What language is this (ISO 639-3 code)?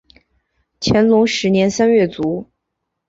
zho